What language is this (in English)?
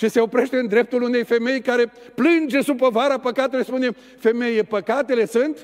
Romanian